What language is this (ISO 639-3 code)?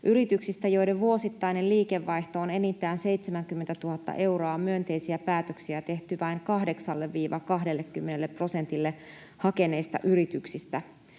fin